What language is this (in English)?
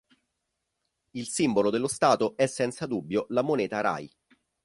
Italian